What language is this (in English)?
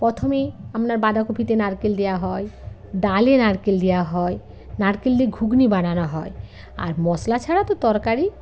Bangla